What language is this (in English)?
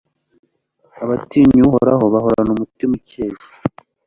Kinyarwanda